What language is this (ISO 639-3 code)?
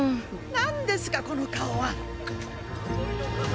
jpn